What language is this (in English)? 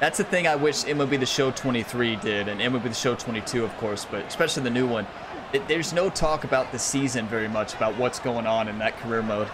English